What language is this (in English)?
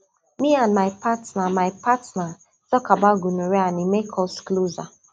Nigerian Pidgin